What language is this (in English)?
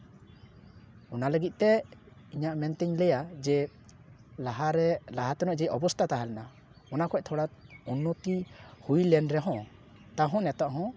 Santali